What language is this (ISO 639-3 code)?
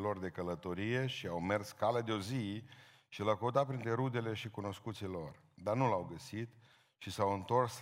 ron